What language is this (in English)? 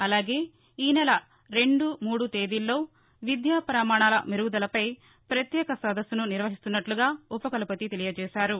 Telugu